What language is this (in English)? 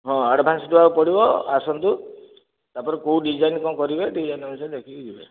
Odia